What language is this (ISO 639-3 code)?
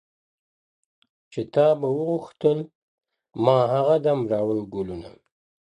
pus